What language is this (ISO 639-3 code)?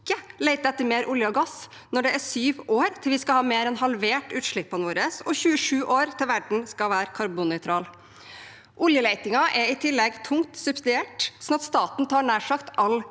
nor